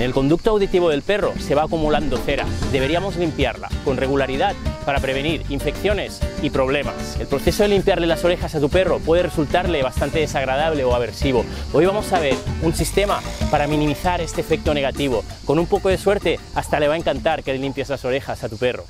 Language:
Spanish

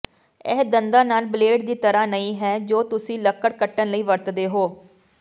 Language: Punjabi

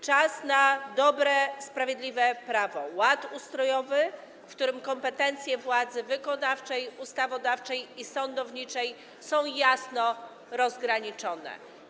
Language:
Polish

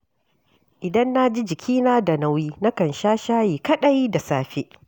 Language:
Hausa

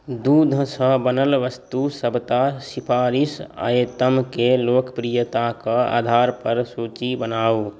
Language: Maithili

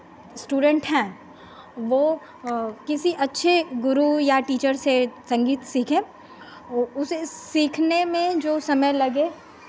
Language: Hindi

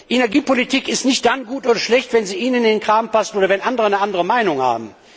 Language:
German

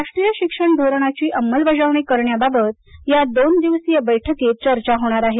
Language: Marathi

